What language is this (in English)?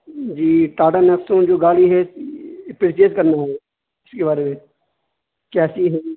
Urdu